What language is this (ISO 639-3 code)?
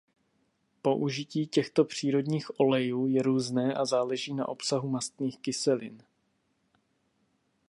ces